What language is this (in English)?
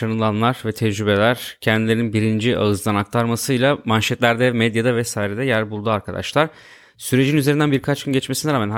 Turkish